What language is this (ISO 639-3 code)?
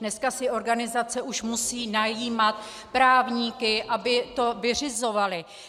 ces